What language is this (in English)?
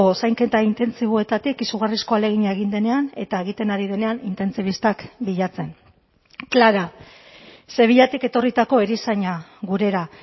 Basque